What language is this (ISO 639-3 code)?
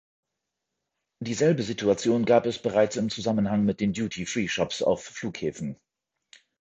deu